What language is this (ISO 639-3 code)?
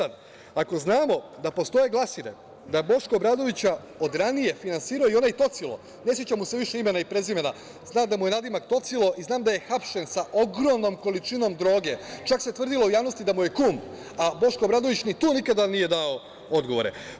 srp